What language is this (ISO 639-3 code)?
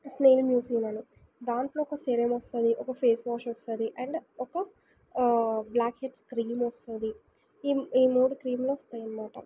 tel